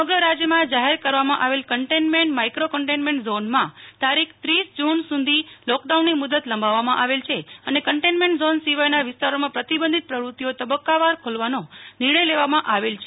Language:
Gujarati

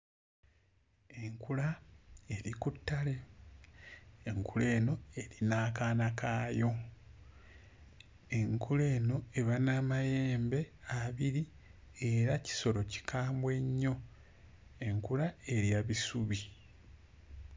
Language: Ganda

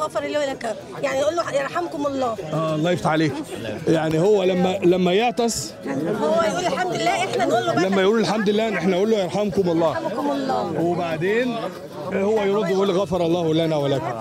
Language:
Arabic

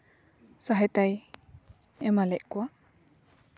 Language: Santali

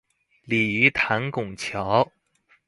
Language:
Chinese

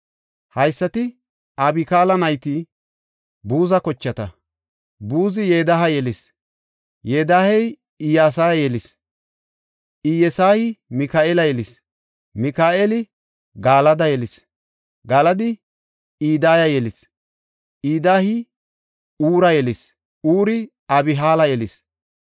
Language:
Gofa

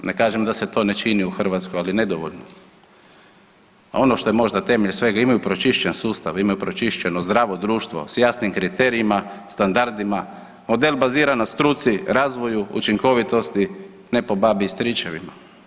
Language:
Croatian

